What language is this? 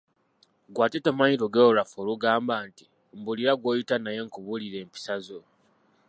Ganda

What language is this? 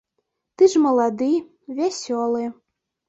Belarusian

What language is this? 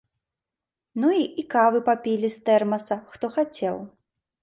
Belarusian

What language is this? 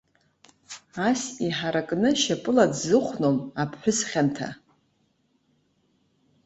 Abkhazian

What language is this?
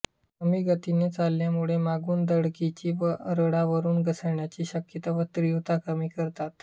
Marathi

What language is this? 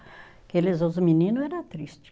Portuguese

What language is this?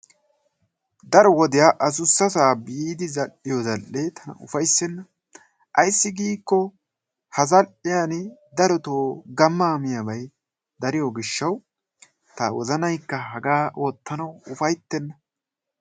Wolaytta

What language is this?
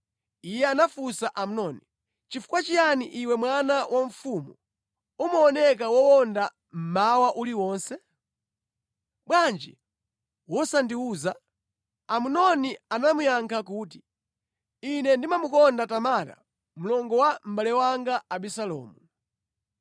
Nyanja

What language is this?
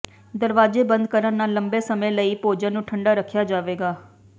Punjabi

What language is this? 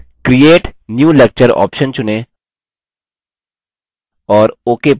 Hindi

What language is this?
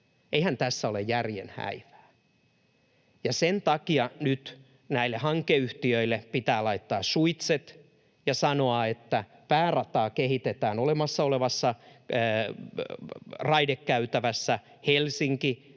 Finnish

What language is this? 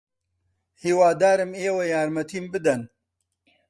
Central Kurdish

